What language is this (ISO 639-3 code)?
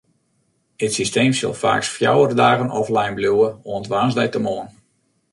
fry